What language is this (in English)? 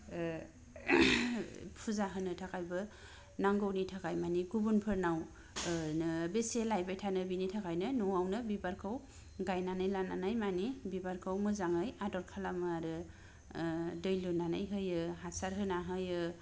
Bodo